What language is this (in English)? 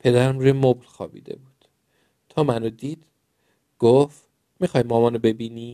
Persian